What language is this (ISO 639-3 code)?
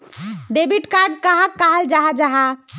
mag